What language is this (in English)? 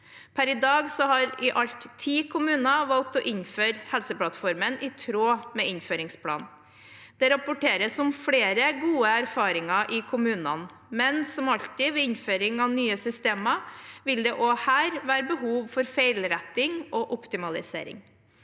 Norwegian